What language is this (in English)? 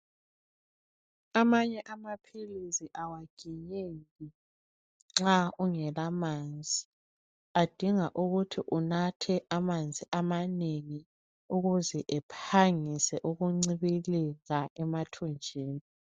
North Ndebele